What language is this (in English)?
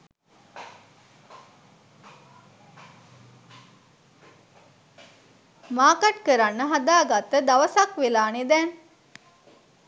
Sinhala